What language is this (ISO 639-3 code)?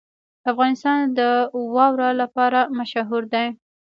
pus